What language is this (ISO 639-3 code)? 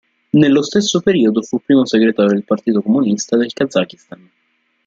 ita